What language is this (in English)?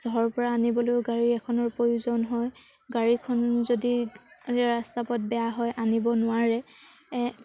Assamese